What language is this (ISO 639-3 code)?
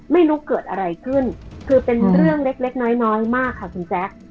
tha